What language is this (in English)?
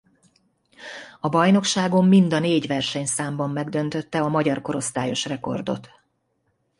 Hungarian